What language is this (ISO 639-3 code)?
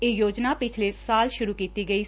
pan